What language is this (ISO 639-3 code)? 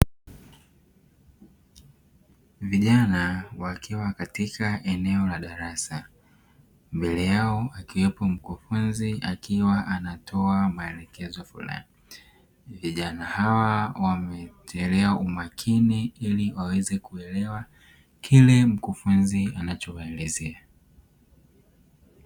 swa